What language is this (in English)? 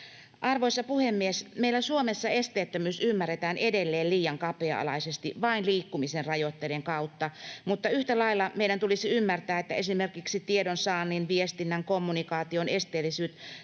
Finnish